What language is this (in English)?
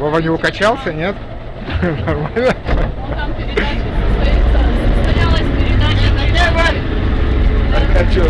Russian